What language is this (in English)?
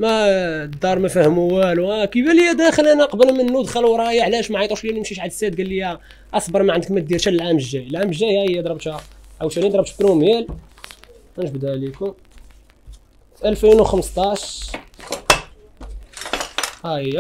Arabic